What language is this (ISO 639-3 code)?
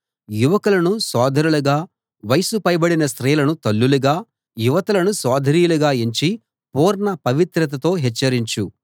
tel